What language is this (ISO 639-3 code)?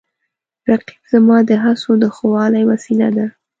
pus